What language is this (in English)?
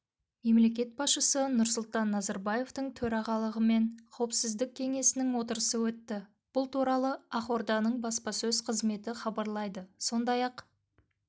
Kazakh